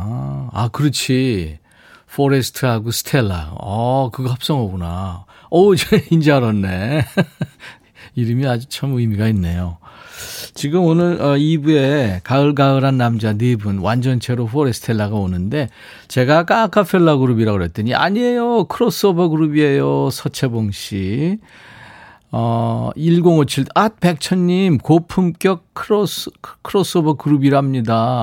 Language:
Korean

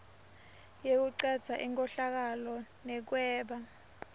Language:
Swati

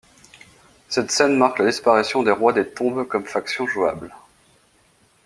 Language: French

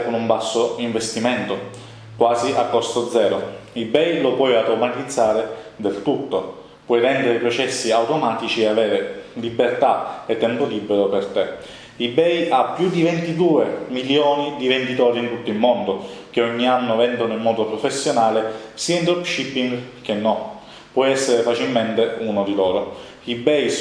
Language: Italian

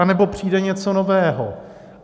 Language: Czech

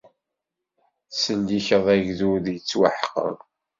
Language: Kabyle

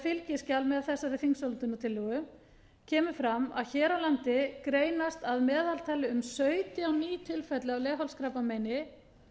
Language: Icelandic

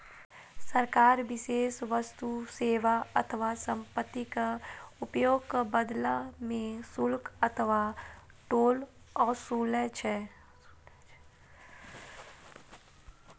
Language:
Maithili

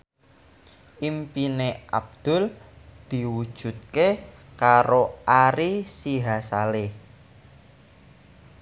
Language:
Javanese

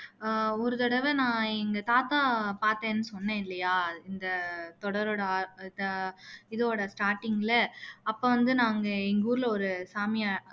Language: Tamil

